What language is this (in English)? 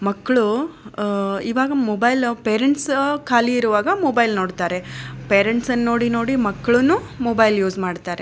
Kannada